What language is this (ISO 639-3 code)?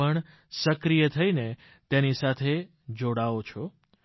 guj